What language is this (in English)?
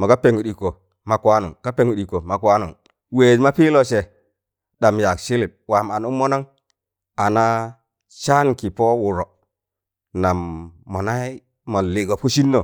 Tangale